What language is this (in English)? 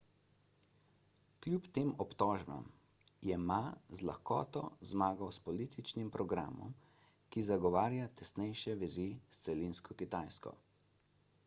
Slovenian